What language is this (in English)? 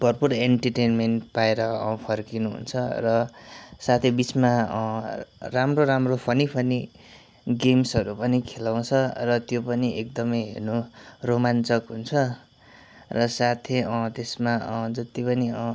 Nepali